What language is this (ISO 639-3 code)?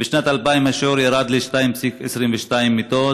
heb